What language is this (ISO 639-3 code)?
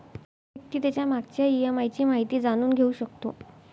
mar